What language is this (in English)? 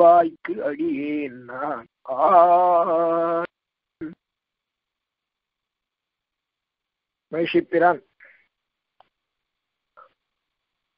Hindi